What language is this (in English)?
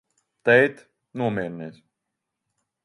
Latvian